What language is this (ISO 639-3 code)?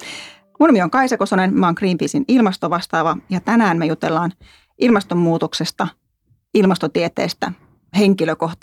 fin